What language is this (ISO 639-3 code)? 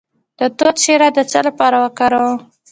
pus